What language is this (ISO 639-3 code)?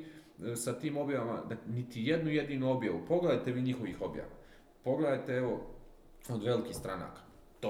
hrv